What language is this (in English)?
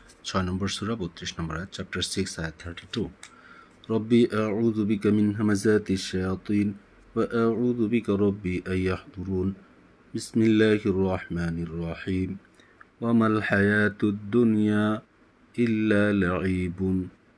Bangla